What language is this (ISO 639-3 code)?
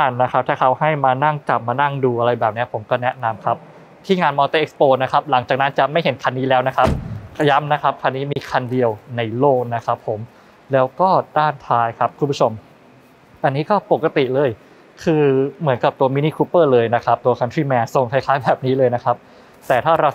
tha